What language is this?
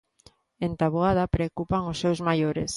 Galician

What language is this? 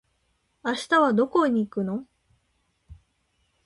Japanese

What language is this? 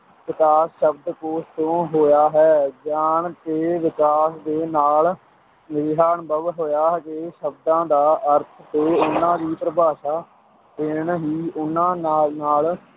Punjabi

